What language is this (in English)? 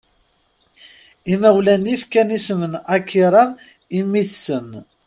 Kabyle